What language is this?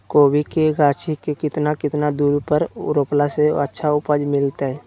Magahi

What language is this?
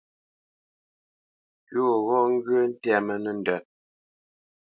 Bamenyam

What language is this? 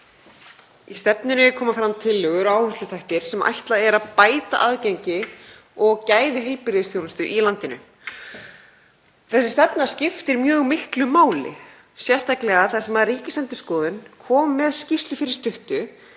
Icelandic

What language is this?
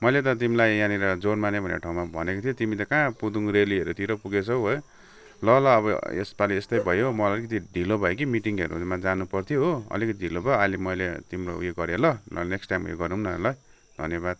Nepali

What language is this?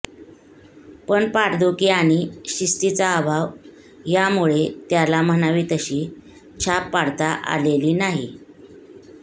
Marathi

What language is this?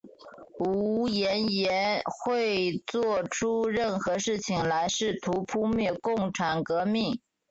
Chinese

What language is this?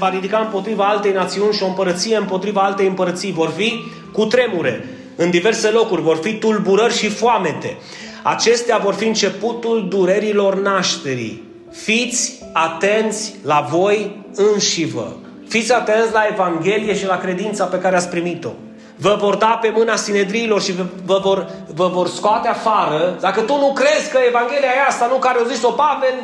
Romanian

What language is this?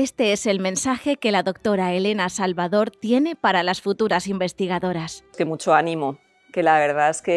Spanish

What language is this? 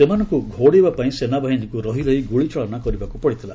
Odia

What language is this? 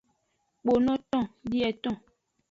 Aja (Benin)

